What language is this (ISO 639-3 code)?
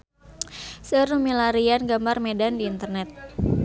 sun